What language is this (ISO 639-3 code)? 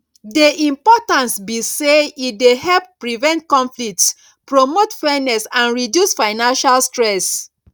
pcm